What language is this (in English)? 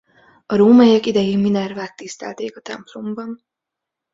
Hungarian